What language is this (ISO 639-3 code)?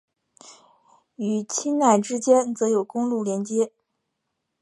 zho